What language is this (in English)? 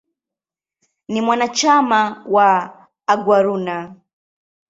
Swahili